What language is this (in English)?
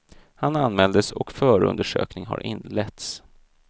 Swedish